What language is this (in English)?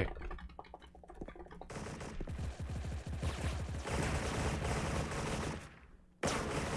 Korean